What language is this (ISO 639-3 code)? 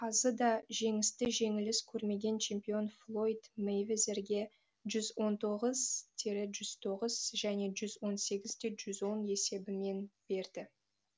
kaz